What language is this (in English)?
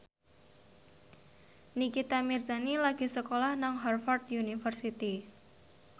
Javanese